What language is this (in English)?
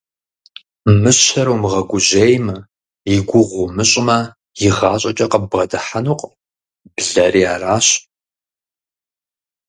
Kabardian